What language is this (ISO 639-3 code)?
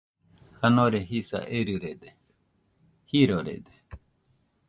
hux